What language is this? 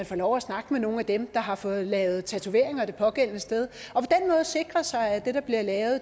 Danish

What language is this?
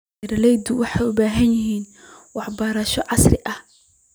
Somali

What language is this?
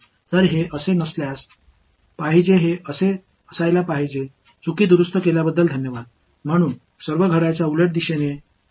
Tamil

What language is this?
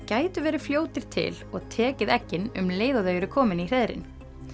Icelandic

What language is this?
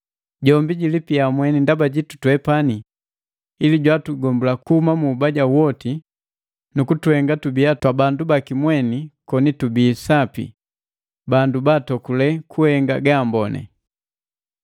Matengo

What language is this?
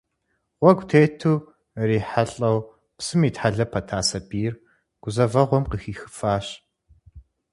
Kabardian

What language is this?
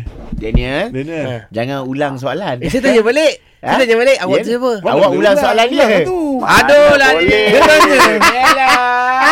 Malay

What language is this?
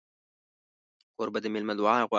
Pashto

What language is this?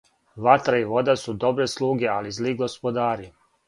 Serbian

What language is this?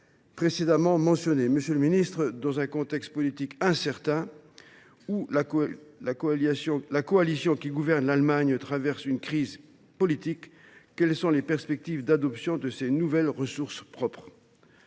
French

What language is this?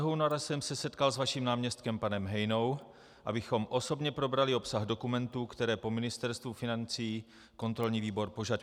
Czech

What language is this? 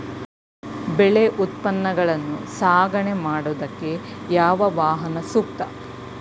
Kannada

